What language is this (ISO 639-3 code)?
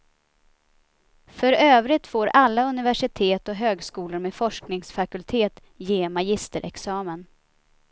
swe